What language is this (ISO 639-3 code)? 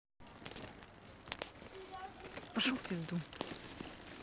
rus